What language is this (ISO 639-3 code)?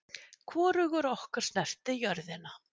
isl